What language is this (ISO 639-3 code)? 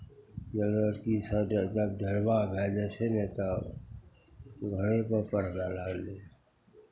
mai